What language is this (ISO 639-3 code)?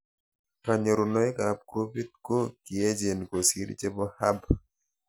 kln